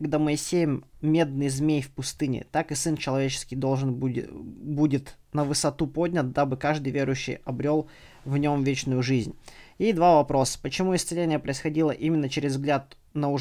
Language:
Russian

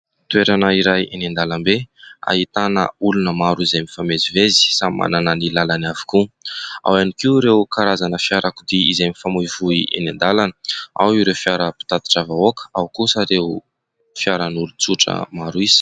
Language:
Malagasy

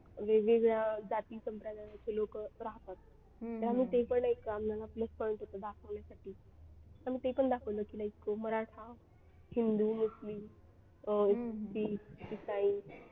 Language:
Marathi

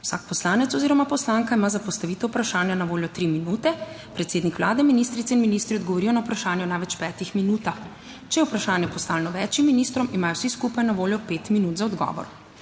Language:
Slovenian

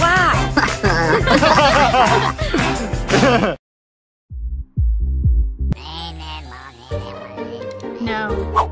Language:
English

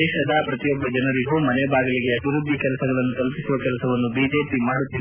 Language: Kannada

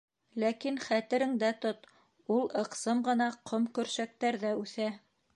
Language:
Bashkir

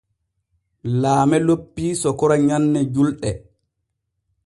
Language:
Borgu Fulfulde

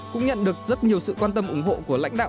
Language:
Vietnamese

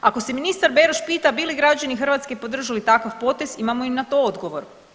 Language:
Croatian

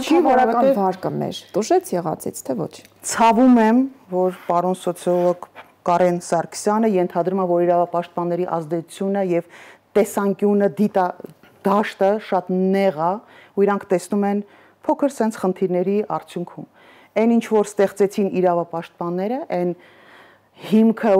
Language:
Romanian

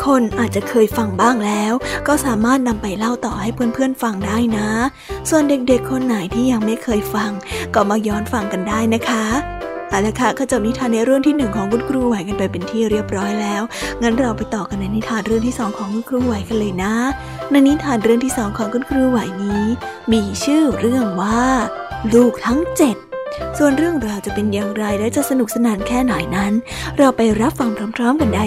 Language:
Thai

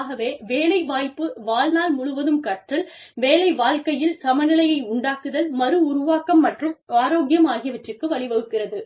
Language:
Tamil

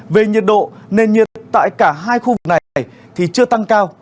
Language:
Vietnamese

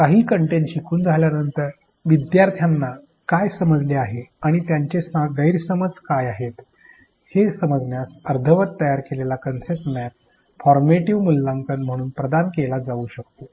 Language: Marathi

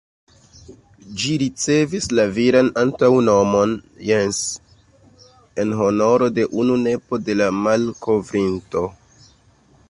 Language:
Esperanto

